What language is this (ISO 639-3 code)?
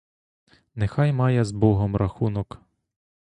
ukr